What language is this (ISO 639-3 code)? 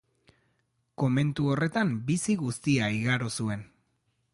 eus